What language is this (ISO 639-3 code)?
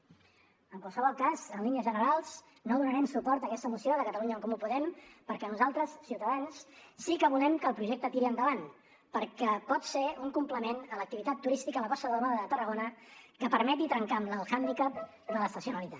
cat